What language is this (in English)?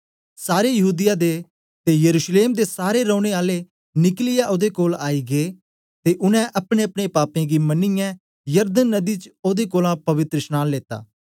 Dogri